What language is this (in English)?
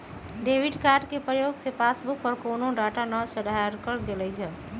Magahi